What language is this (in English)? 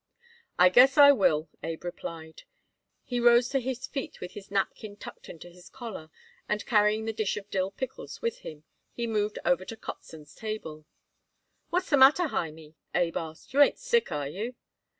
English